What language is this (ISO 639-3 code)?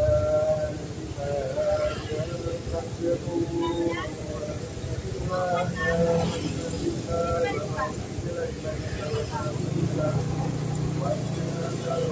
tha